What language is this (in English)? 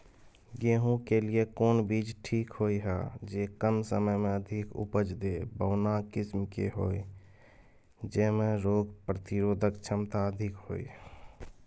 Maithili